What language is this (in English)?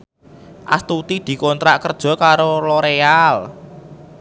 Javanese